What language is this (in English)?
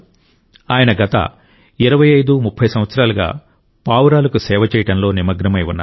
Telugu